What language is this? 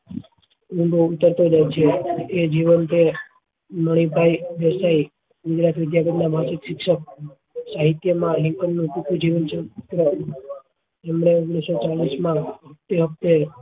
Gujarati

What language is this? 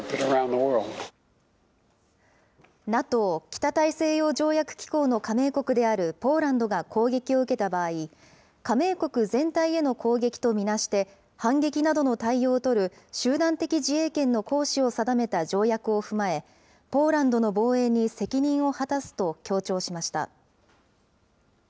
Japanese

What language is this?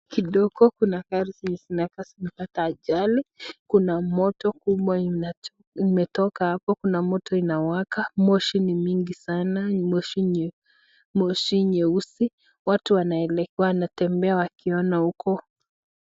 Swahili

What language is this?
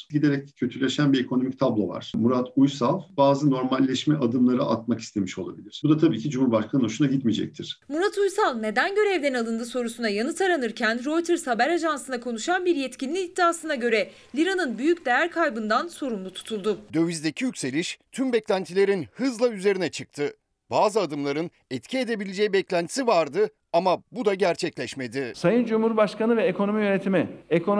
Turkish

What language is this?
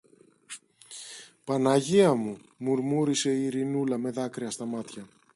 Greek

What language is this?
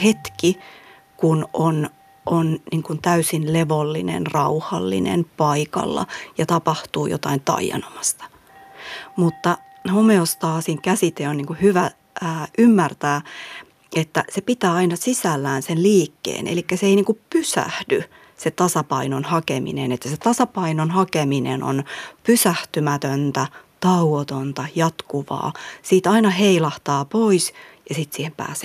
Finnish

